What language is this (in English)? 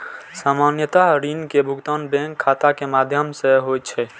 Maithili